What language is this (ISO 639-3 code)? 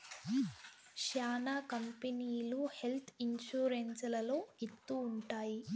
tel